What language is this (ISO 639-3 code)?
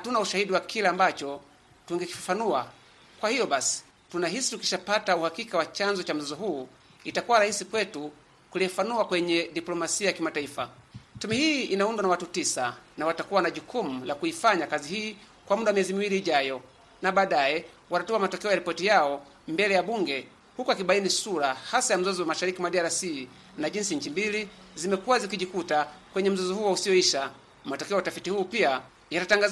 swa